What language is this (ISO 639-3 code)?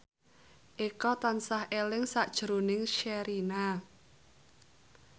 jav